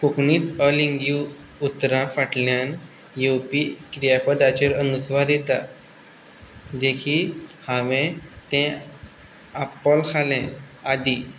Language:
Konkani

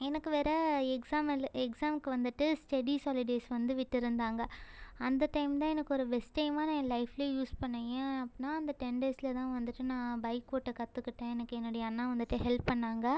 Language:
Tamil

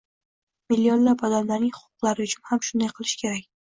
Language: Uzbek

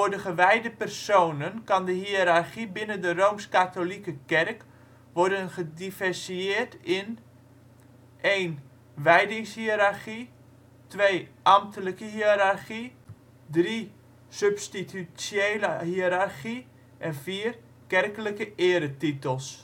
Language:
Dutch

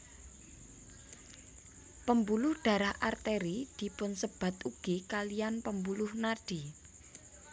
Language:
Javanese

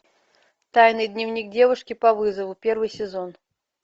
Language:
Russian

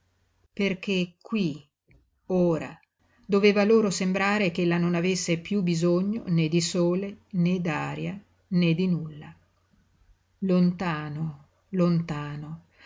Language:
Italian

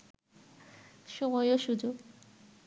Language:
Bangla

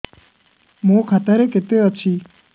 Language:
Odia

